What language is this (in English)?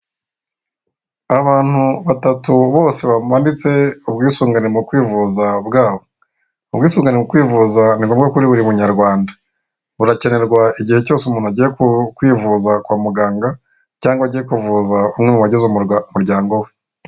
Kinyarwanda